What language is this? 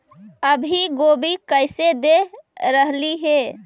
Magahi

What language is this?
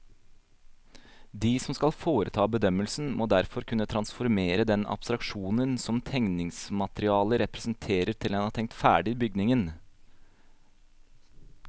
Norwegian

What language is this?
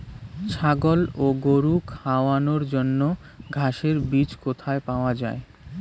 Bangla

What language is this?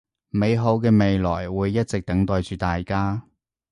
Cantonese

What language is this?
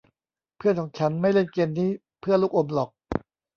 Thai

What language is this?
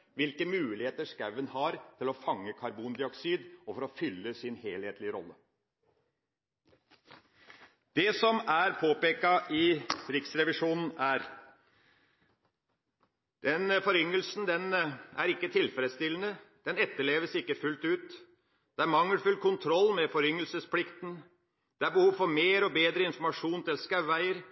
Norwegian Bokmål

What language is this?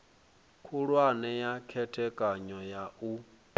Venda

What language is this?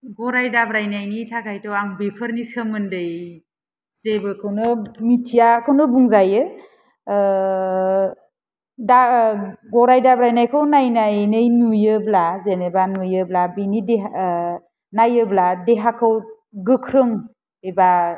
Bodo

